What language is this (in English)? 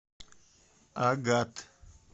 Russian